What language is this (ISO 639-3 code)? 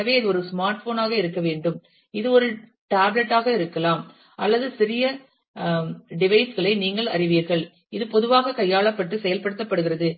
tam